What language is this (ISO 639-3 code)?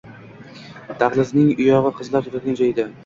uzb